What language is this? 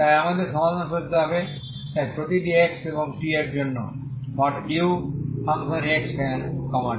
Bangla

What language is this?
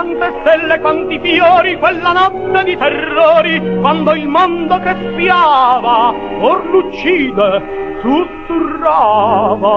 Italian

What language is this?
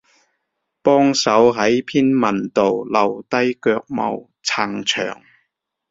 Cantonese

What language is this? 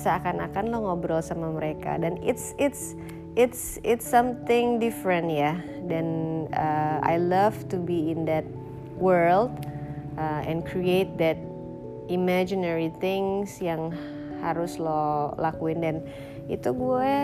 Indonesian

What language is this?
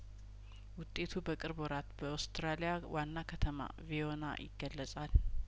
Amharic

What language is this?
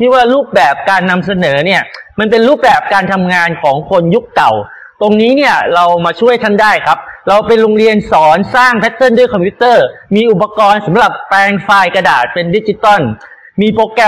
Thai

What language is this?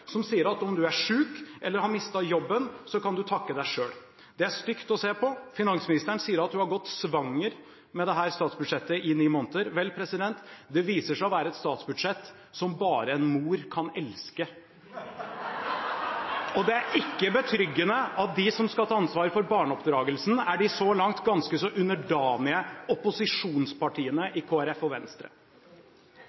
Norwegian Bokmål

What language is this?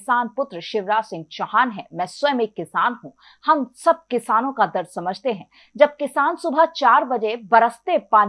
Hindi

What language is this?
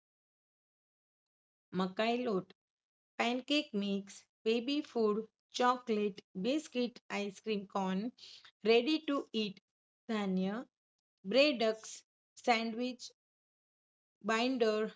Gujarati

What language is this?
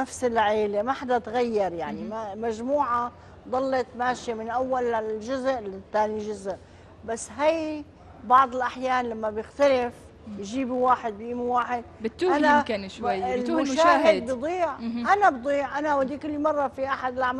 Arabic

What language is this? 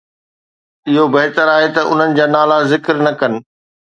Sindhi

